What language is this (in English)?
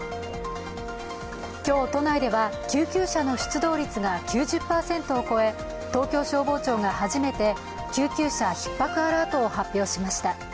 Japanese